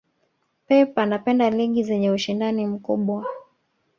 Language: Swahili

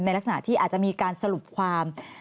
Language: Thai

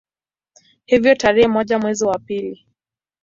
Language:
Swahili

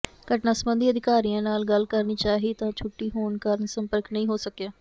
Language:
Punjabi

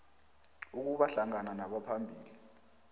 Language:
South Ndebele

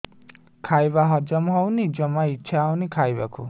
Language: Odia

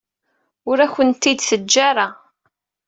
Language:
Kabyle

